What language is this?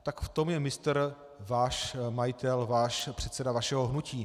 Czech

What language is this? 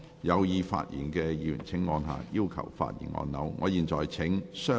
Cantonese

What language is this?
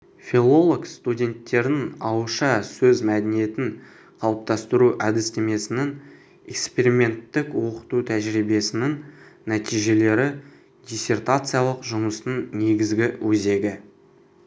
Kazakh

